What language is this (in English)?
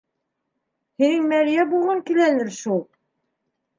Bashkir